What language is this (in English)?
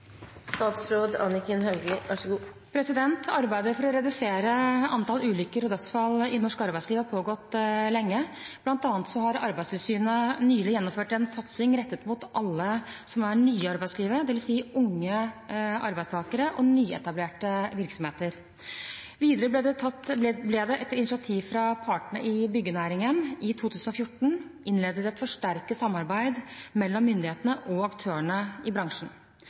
Norwegian